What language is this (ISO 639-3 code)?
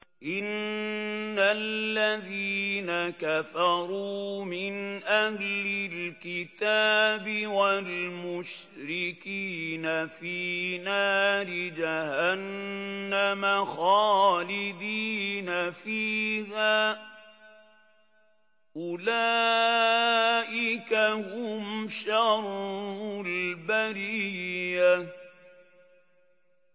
ara